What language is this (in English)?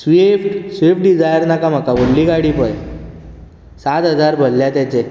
Konkani